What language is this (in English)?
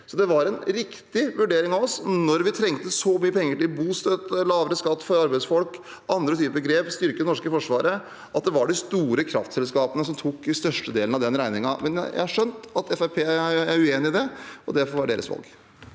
Norwegian